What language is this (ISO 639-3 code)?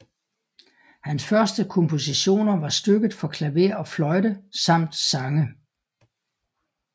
dan